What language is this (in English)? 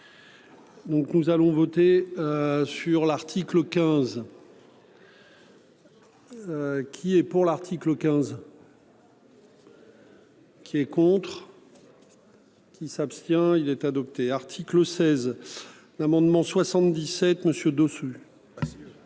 French